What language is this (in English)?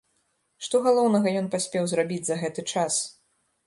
Belarusian